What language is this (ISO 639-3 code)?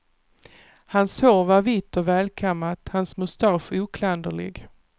swe